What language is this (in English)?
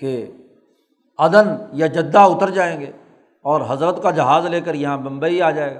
Urdu